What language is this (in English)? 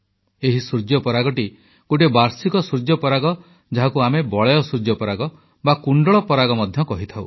Odia